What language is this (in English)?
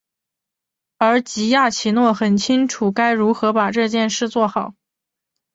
Chinese